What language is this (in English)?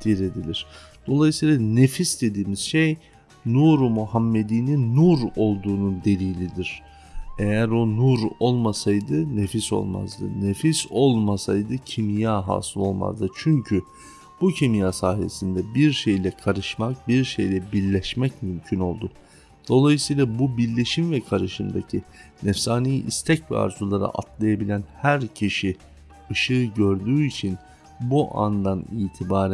Turkish